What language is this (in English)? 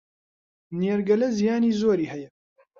Central Kurdish